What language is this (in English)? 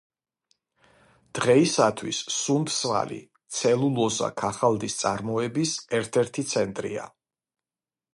Georgian